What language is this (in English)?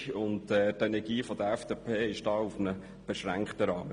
Swiss German